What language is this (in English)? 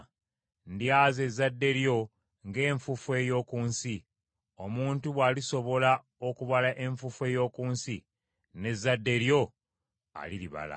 Ganda